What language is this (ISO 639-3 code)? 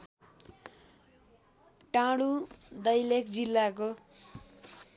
nep